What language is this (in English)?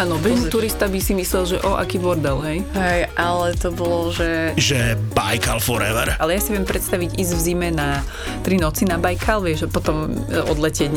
Slovak